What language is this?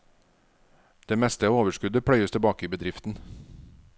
Norwegian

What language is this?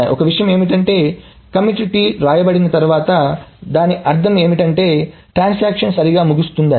Telugu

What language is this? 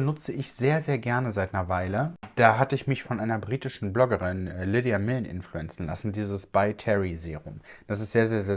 German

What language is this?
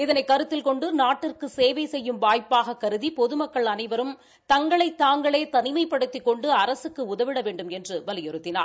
Tamil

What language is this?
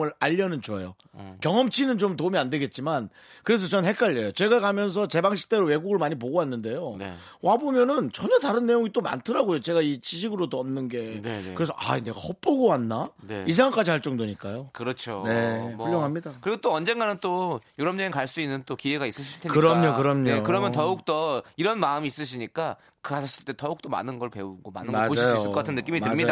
Korean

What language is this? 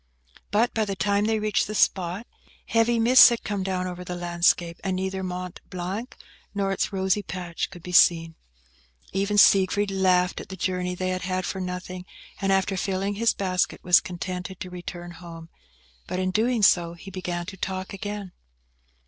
English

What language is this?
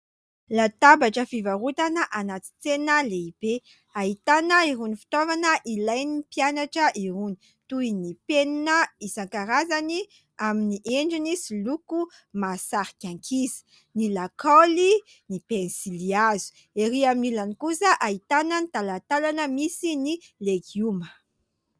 Malagasy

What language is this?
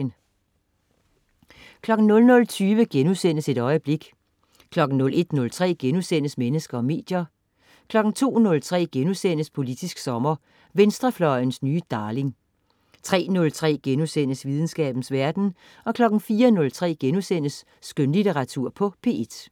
Danish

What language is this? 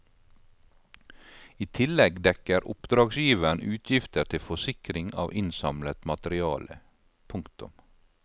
Norwegian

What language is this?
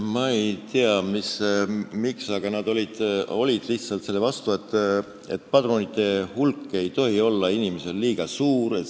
Estonian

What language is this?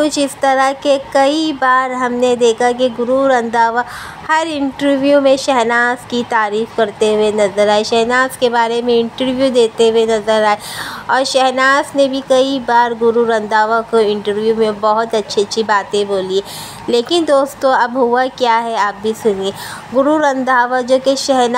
Hindi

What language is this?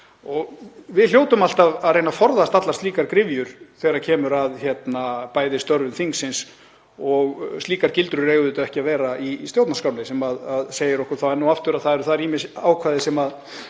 Icelandic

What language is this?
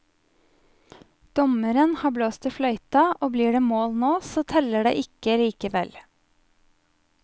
Norwegian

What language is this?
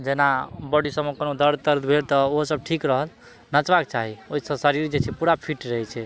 Maithili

